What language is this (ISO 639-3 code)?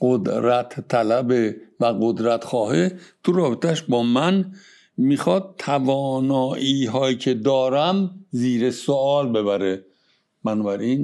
fas